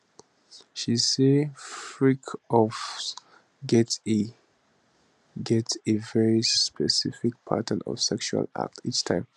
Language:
Nigerian Pidgin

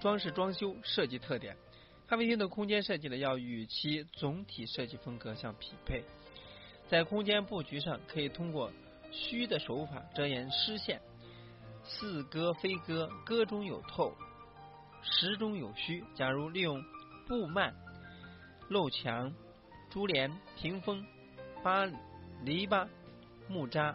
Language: Chinese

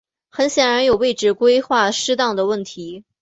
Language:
Chinese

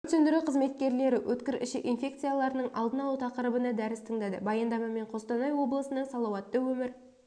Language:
Kazakh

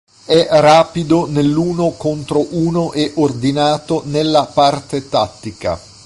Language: Italian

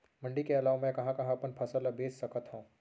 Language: Chhattisgarhi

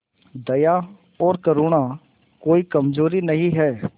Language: Hindi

